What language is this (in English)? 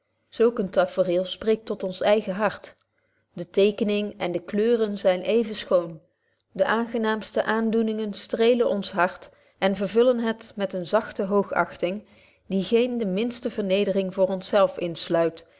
Dutch